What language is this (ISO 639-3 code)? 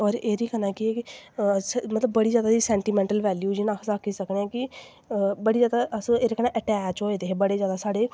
doi